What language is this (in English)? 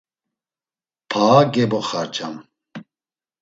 Laz